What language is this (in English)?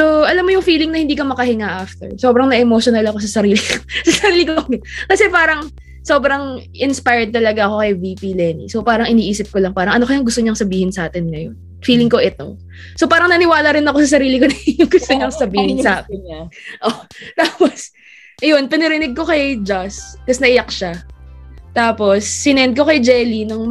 Filipino